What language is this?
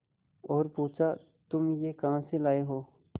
Hindi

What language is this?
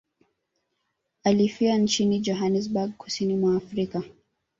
Swahili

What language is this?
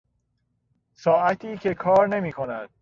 Persian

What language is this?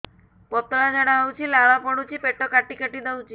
Odia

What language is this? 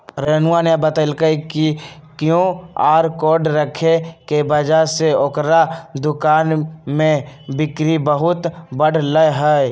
Magahi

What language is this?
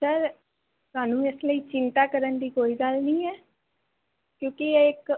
Punjabi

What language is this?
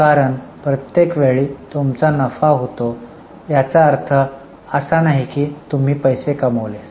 Marathi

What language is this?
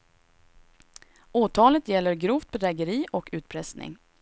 Swedish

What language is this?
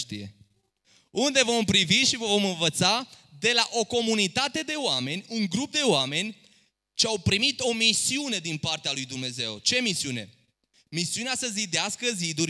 Romanian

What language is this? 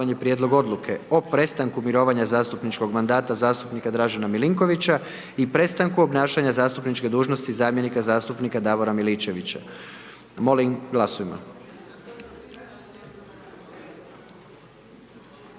Croatian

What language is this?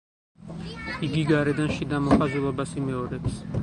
Georgian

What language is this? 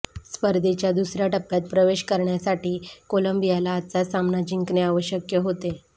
Marathi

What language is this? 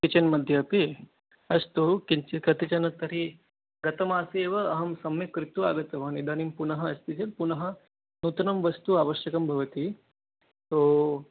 Sanskrit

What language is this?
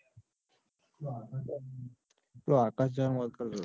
Gujarati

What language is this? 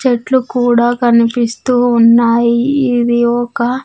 Telugu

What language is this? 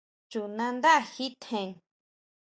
Huautla Mazatec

